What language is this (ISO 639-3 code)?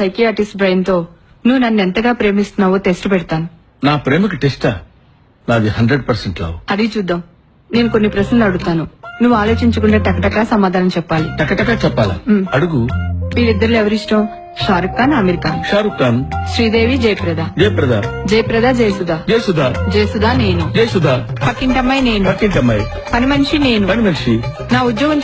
tel